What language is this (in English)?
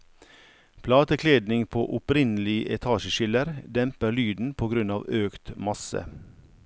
Norwegian